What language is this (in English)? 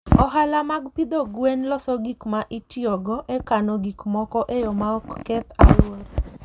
Luo (Kenya and Tanzania)